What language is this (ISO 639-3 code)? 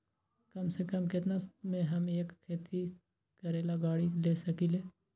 mag